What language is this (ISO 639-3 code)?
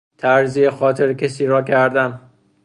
fas